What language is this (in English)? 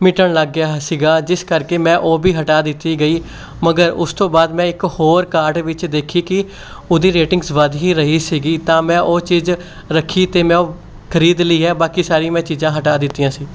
Punjabi